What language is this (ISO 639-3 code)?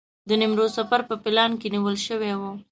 pus